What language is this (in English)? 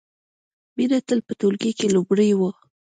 Pashto